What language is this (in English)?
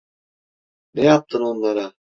Turkish